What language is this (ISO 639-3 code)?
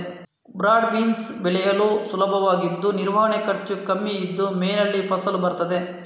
kan